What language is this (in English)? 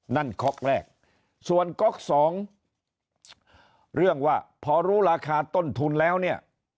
Thai